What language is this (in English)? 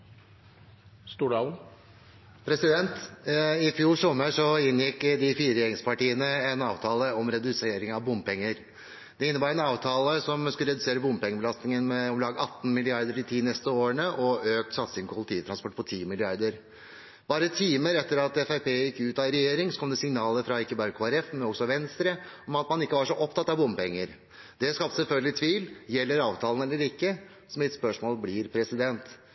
Norwegian